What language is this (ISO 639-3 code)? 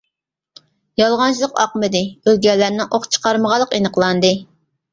uig